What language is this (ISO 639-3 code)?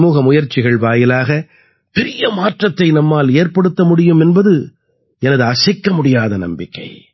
tam